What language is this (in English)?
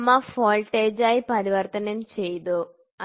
Malayalam